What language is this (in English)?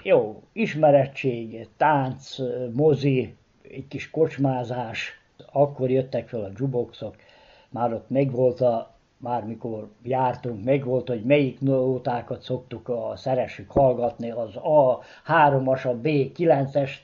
Hungarian